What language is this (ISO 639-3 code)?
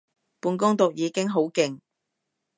yue